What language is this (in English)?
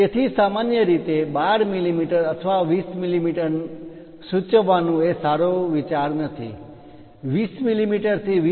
Gujarati